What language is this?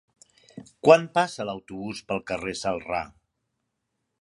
Catalan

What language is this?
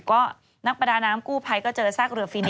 Thai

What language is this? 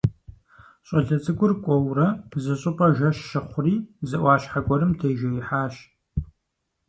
Kabardian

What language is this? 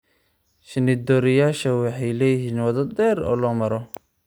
Somali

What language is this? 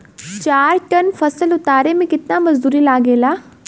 Bhojpuri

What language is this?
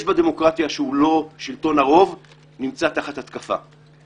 Hebrew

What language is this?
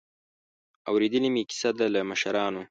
Pashto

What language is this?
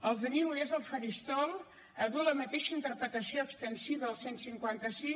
Catalan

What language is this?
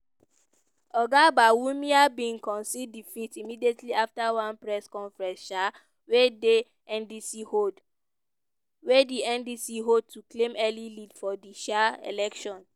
Nigerian Pidgin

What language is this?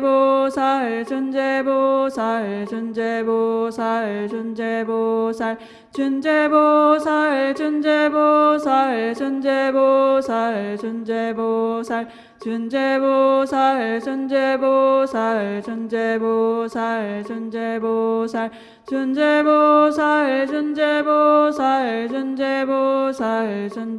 Korean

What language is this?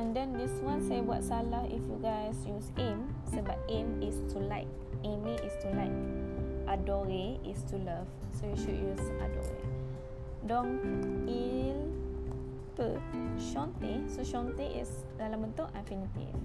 Malay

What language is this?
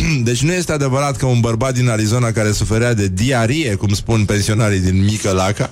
Romanian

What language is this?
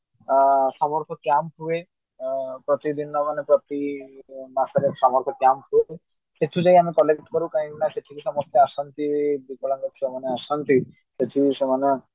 Odia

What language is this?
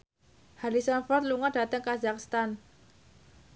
Javanese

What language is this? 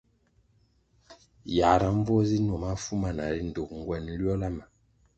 Kwasio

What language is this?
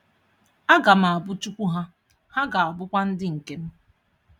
Igbo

